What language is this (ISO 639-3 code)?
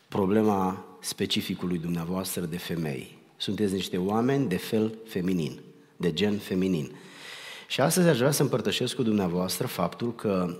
ron